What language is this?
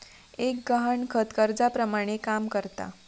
Marathi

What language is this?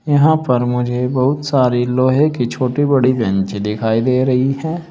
Hindi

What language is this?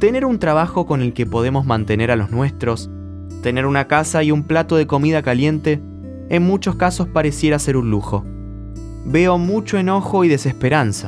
Spanish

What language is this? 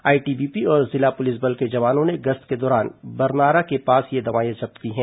Hindi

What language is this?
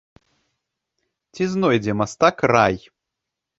Belarusian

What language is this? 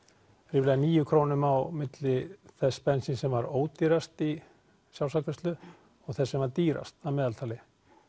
Icelandic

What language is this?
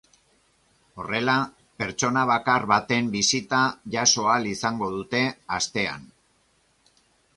Basque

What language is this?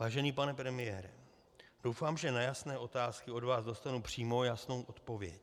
Czech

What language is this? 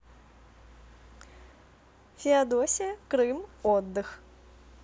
Russian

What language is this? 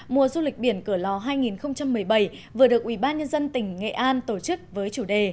Vietnamese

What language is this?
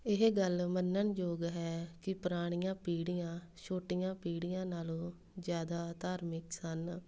Punjabi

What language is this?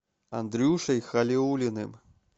Russian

